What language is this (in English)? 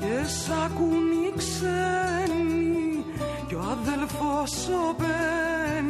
Greek